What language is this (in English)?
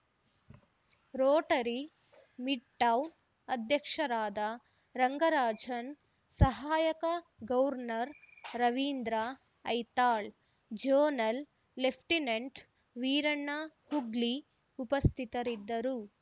Kannada